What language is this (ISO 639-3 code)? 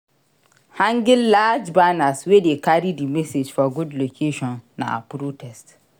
pcm